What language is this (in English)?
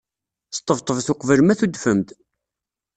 Kabyle